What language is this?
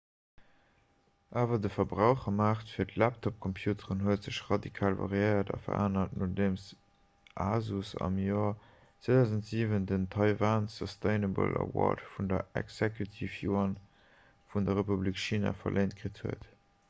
Luxembourgish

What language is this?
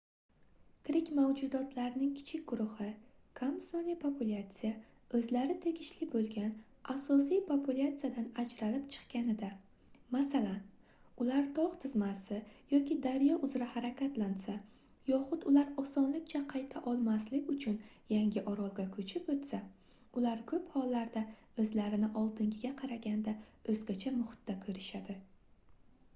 Uzbek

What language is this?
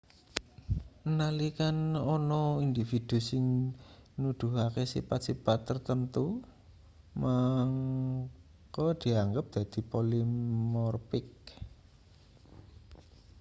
Javanese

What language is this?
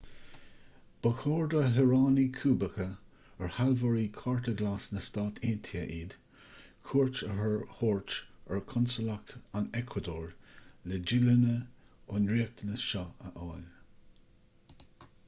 Irish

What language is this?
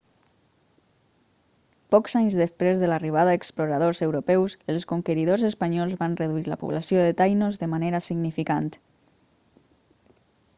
Catalan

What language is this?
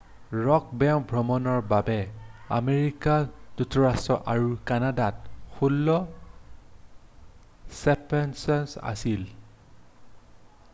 Assamese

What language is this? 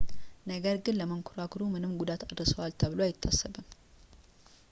Amharic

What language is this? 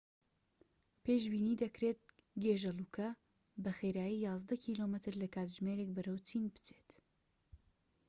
Central Kurdish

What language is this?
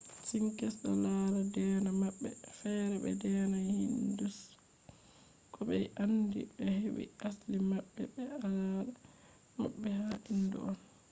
Fula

